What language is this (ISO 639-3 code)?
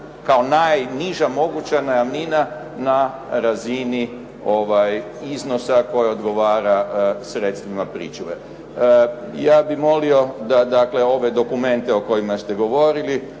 hrv